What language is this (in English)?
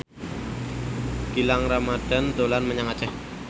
Javanese